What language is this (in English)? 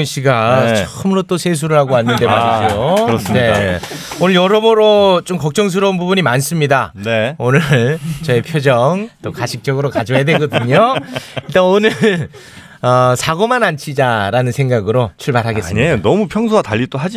Korean